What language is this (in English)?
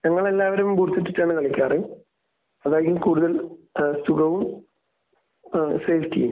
Malayalam